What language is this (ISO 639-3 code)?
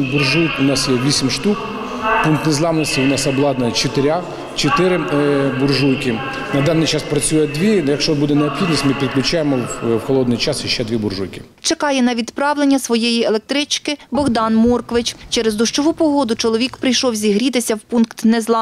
ukr